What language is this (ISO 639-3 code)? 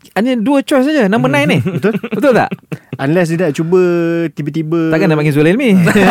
msa